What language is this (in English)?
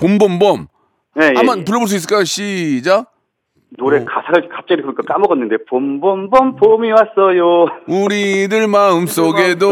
Korean